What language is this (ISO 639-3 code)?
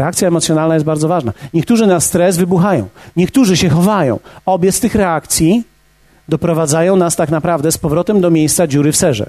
pol